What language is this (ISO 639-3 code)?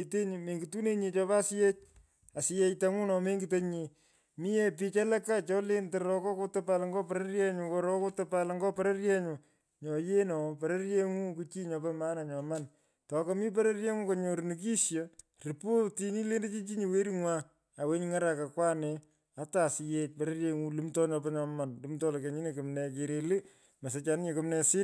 pko